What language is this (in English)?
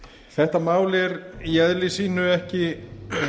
Icelandic